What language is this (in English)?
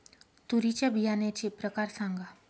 Marathi